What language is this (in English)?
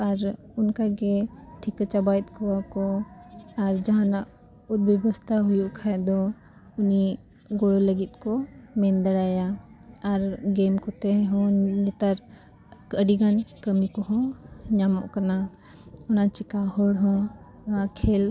Santali